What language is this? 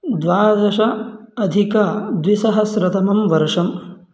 Sanskrit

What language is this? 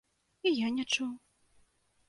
Belarusian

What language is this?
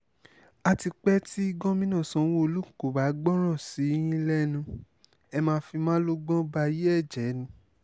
Yoruba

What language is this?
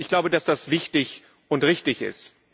German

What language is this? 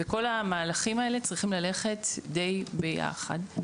Hebrew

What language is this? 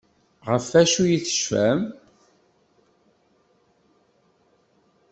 Kabyle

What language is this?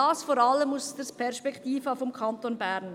Swiss German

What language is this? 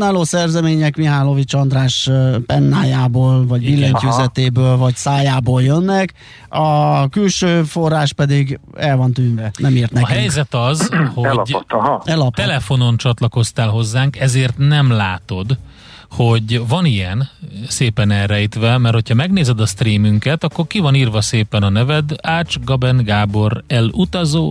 Hungarian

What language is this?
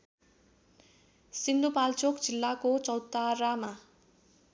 Nepali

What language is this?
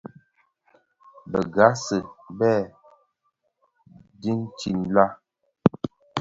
Bafia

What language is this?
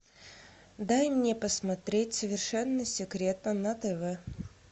Russian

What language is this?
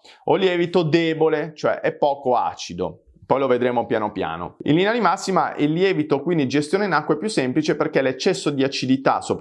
Italian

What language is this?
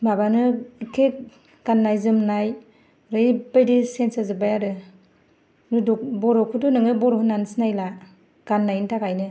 Bodo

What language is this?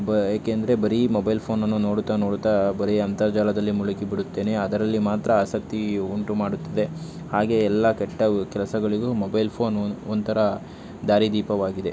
Kannada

